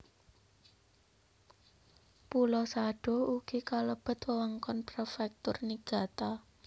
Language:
Javanese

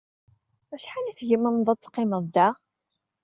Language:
Kabyle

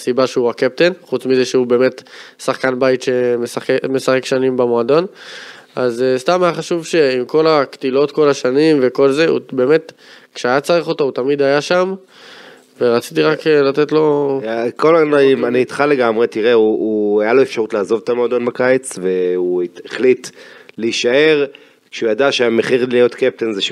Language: Hebrew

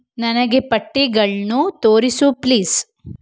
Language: Kannada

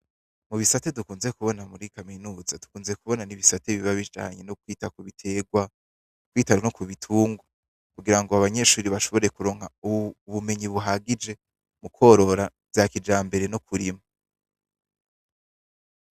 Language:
Rundi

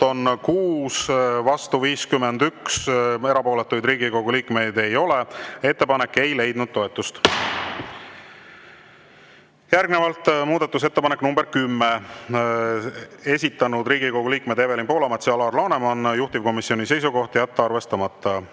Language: Estonian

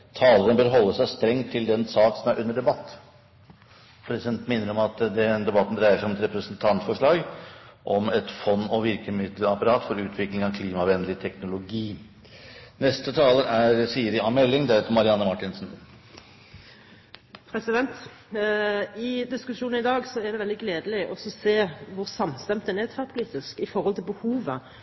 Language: Norwegian Bokmål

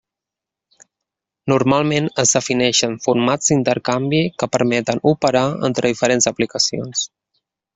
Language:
Catalan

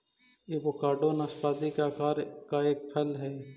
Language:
Magahi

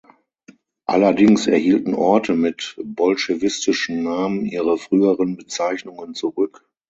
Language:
German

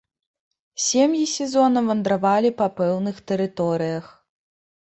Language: Belarusian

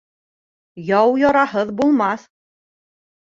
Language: Bashkir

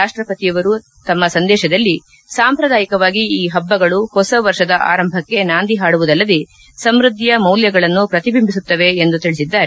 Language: Kannada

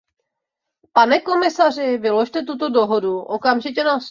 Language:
Czech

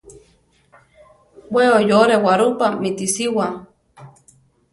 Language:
Central Tarahumara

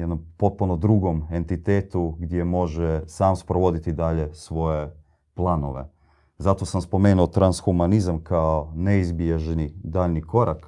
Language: Croatian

